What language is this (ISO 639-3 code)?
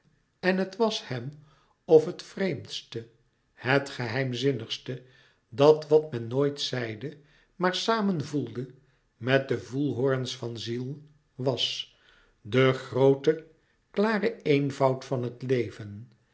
nld